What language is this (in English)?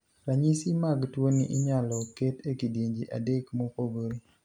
Luo (Kenya and Tanzania)